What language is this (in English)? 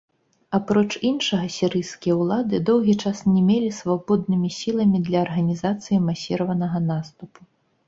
Belarusian